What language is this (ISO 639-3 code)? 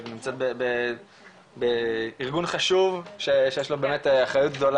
heb